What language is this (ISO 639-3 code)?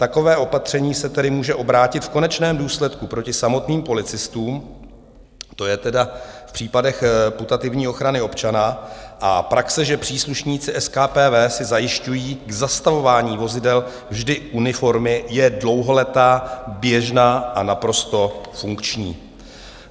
ces